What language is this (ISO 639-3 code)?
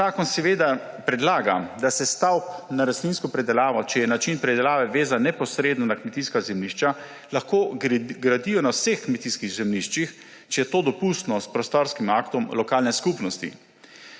slv